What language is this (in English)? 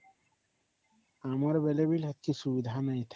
Odia